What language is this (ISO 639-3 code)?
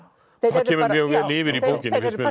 isl